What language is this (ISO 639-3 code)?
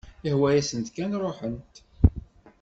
kab